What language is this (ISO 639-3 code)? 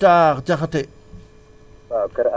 wol